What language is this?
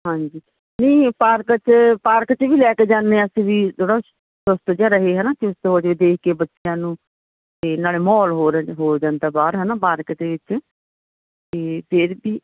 Punjabi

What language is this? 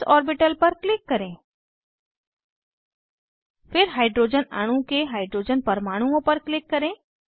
Hindi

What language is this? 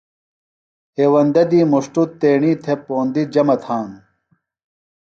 Phalura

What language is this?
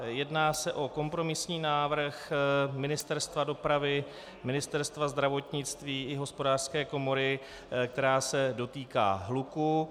Czech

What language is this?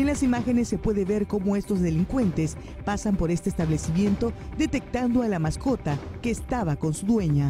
Spanish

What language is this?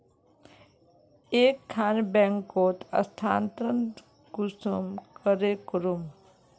Magahi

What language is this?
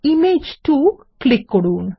Bangla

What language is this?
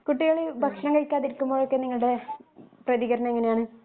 Malayalam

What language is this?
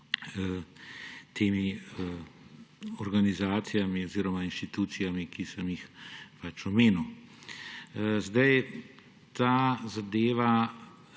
Slovenian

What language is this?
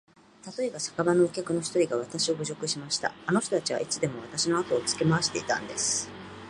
Japanese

